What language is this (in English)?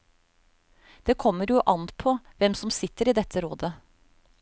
Norwegian